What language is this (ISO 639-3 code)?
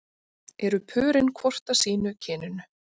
isl